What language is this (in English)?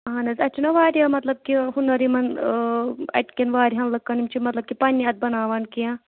Kashmiri